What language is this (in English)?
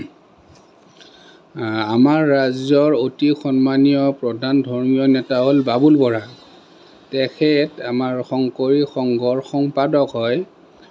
Assamese